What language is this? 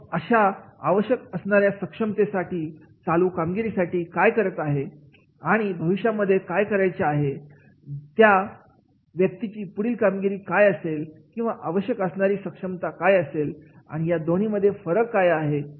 Marathi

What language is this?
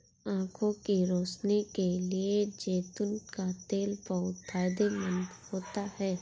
Hindi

